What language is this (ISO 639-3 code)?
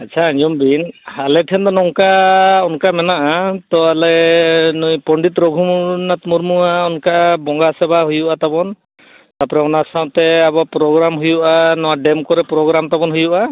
sat